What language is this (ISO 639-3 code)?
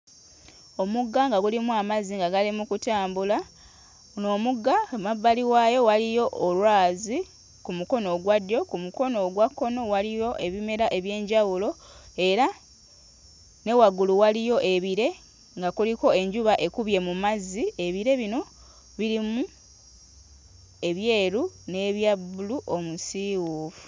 lug